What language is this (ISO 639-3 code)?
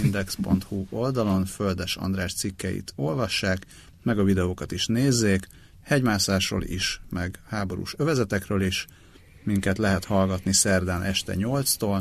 hun